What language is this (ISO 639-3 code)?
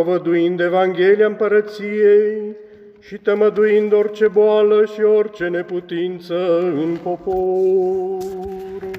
ron